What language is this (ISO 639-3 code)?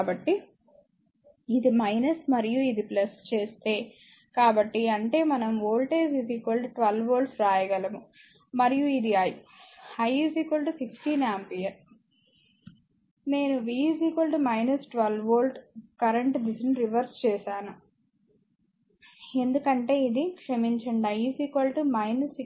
tel